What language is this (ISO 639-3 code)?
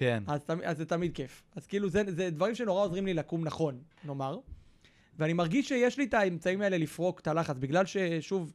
heb